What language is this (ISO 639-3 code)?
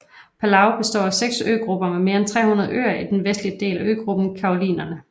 dan